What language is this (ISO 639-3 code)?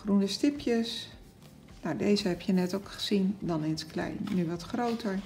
nld